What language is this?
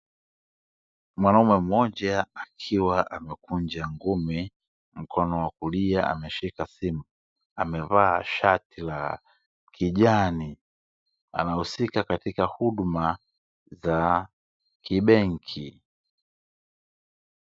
Swahili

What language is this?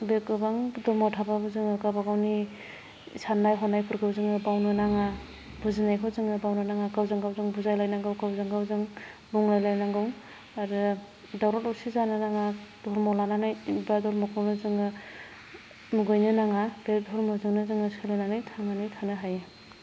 Bodo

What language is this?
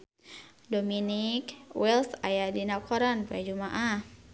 Sundanese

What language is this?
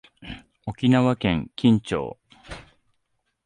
Japanese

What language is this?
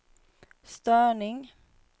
Swedish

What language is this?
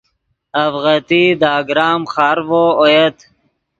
Yidgha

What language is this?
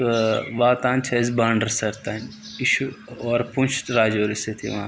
Kashmiri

